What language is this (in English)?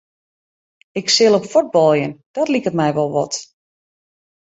Western Frisian